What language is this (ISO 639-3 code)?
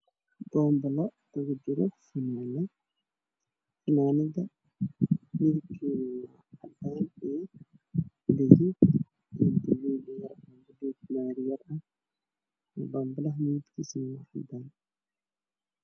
som